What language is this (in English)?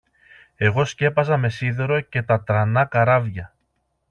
Greek